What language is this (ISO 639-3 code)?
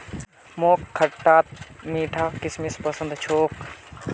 mag